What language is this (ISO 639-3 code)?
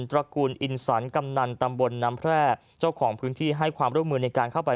tha